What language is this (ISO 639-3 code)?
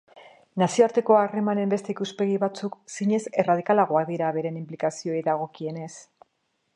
eus